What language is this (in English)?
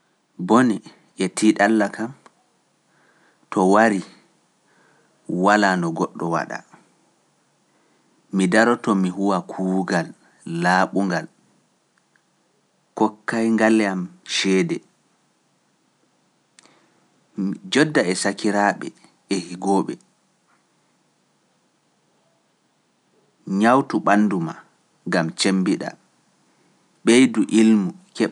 Pular